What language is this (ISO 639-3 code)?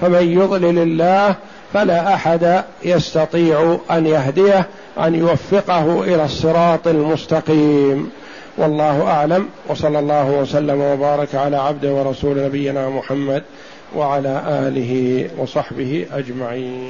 ara